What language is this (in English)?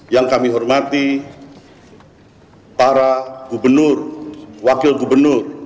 Indonesian